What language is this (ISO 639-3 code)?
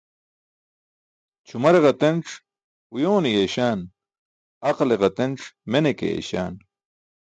bsk